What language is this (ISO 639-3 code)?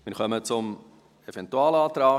gsw